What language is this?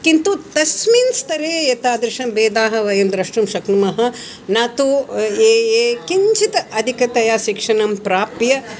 Sanskrit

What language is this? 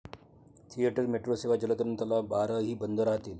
Marathi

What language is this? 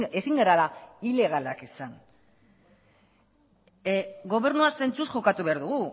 Basque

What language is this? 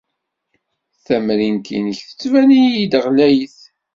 Kabyle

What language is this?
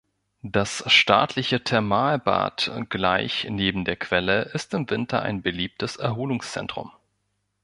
German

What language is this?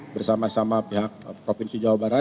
Indonesian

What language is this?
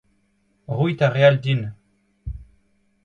Breton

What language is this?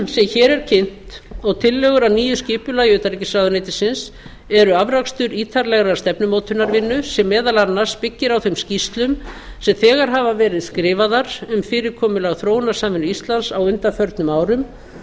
Icelandic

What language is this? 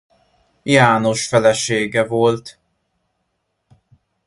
Hungarian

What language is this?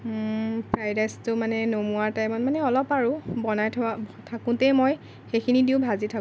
Assamese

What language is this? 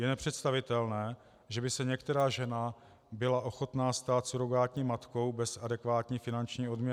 Czech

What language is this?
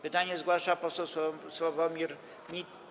Polish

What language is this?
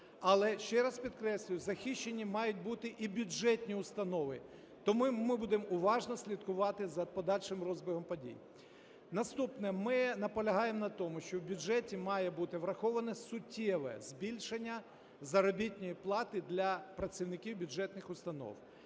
Ukrainian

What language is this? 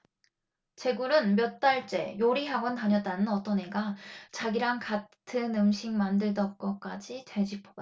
Korean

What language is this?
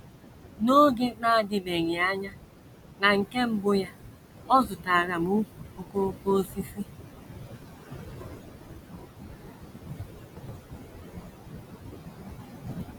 Igbo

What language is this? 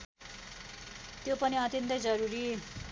Nepali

